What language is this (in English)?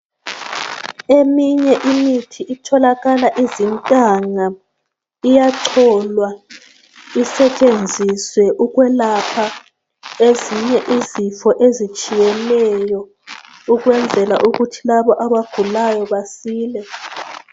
North Ndebele